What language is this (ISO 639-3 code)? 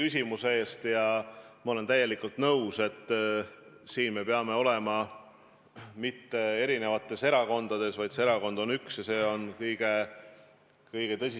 est